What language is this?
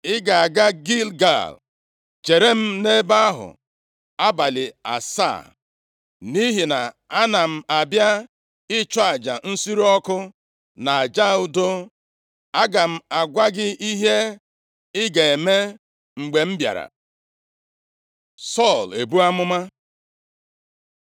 Igbo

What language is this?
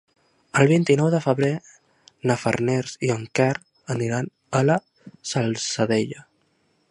Catalan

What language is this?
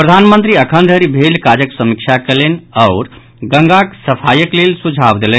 Maithili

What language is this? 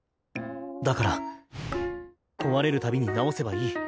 Japanese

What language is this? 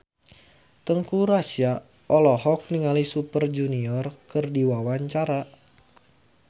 Sundanese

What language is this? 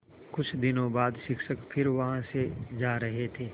Hindi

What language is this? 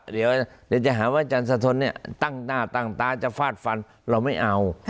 Thai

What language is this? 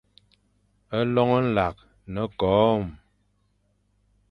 Fang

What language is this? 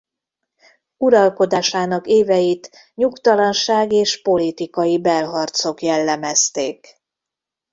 Hungarian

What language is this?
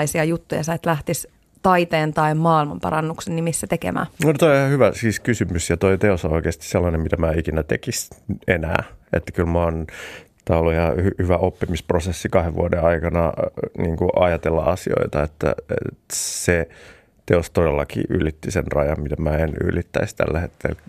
Finnish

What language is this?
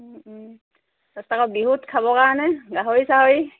Assamese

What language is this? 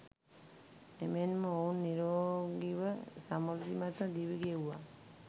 Sinhala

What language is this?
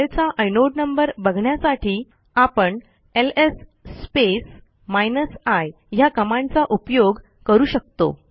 Marathi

